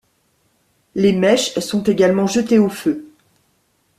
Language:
French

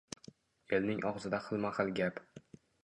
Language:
Uzbek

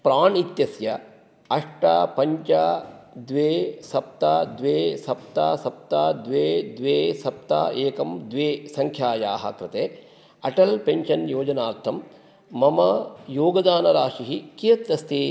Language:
Sanskrit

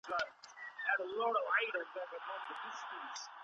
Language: Pashto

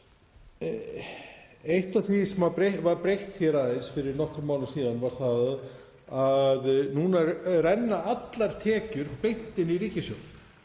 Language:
Icelandic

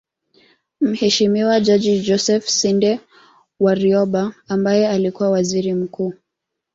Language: Swahili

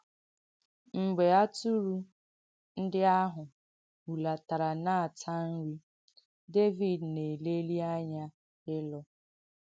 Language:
Igbo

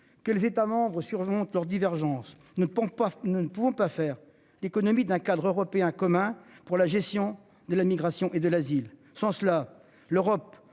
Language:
French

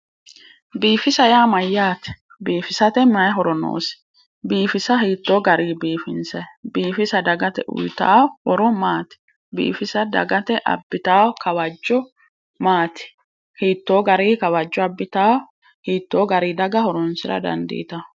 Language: Sidamo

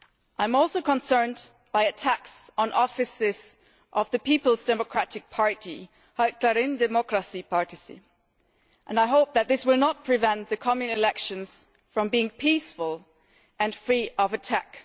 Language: English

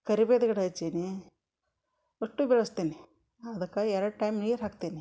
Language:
Kannada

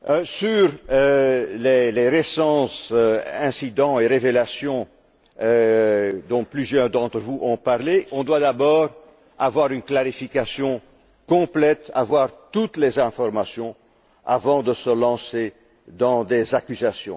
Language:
French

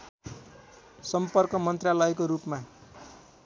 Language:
Nepali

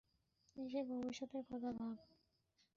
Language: Bangla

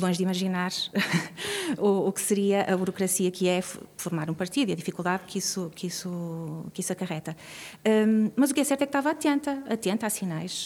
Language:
Portuguese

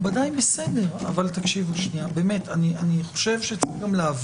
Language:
Hebrew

